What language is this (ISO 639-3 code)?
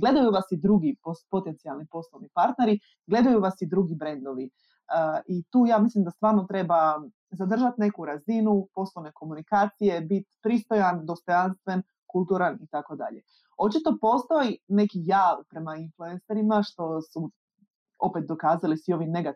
hrv